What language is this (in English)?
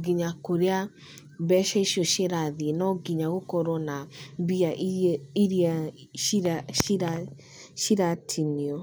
Kikuyu